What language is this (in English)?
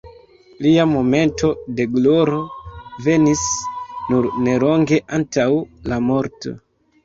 Esperanto